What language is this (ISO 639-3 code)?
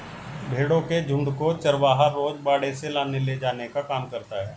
hin